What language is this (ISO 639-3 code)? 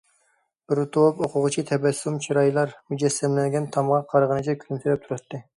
uig